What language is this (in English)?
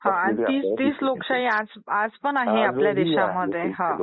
Marathi